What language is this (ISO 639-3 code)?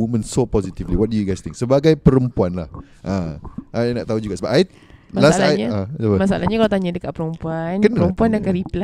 msa